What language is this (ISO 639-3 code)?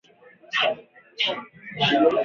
swa